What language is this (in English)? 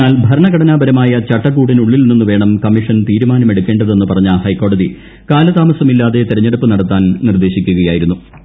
Malayalam